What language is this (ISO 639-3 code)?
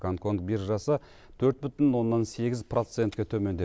kaz